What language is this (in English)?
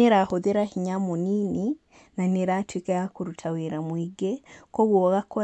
Kikuyu